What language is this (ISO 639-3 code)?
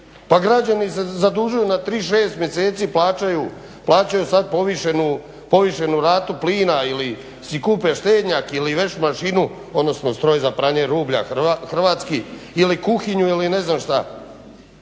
hrv